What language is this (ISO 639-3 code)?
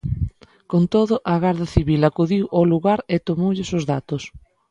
glg